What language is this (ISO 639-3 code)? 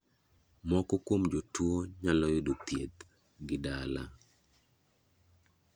luo